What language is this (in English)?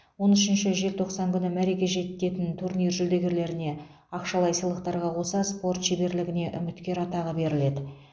Kazakh